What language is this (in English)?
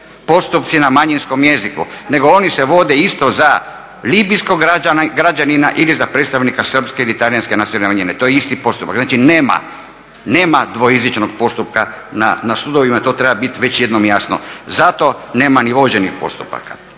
Croatian